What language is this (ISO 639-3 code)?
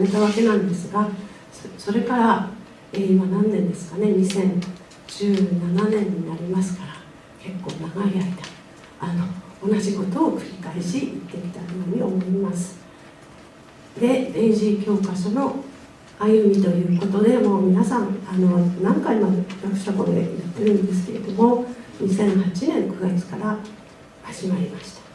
jpn